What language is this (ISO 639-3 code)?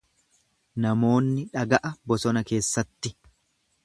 orm